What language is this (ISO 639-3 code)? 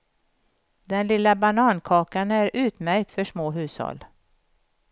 swe